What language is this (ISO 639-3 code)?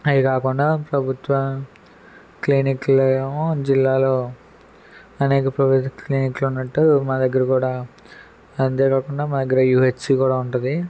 tel